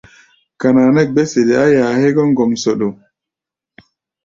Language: Gbaya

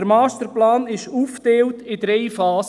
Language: Swiss German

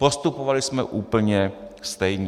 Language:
Czech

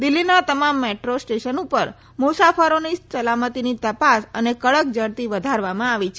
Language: Gujarati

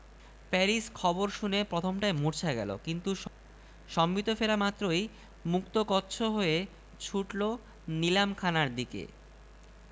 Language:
Bangla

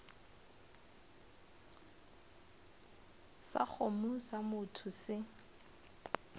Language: Northern Sotho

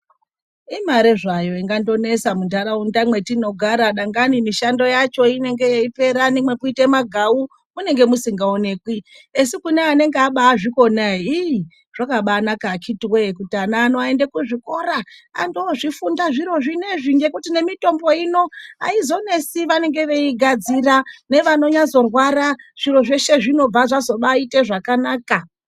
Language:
Ndau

